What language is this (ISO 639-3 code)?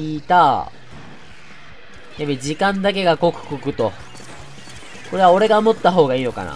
jpn